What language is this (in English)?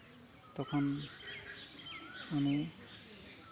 Santali